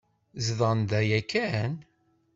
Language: Kabyle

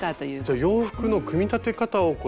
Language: Japanese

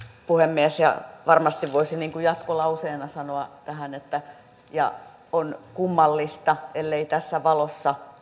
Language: Finnish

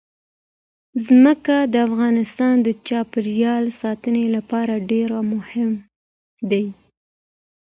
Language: Pashto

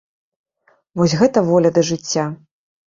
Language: Belarusian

